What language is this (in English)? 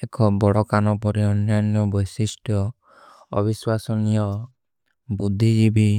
Kui (India)